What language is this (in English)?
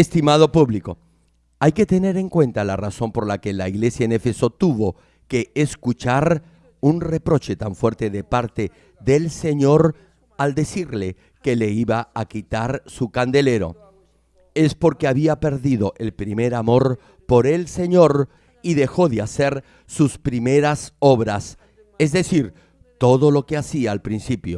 Spanish